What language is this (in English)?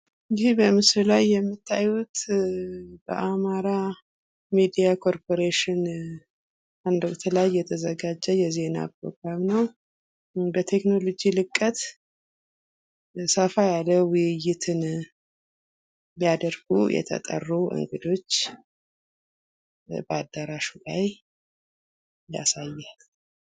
Amharic